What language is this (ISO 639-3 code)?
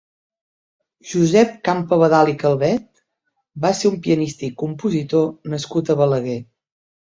cat